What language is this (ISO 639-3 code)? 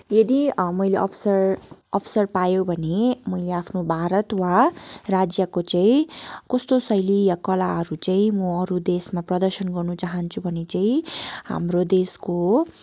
nep